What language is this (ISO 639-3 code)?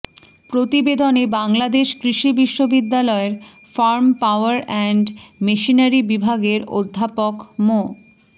ben